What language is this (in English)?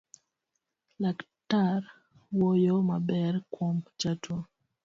Luo (Kenya and Tanzania)